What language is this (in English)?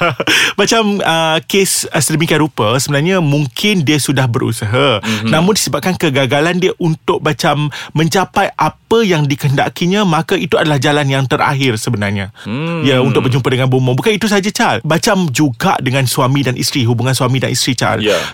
Malay